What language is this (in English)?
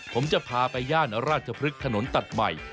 Thai